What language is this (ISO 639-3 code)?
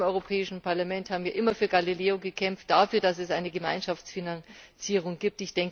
deu